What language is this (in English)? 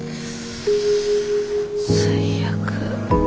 Japanese